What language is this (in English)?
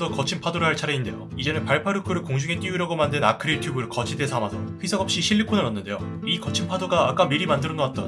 Korean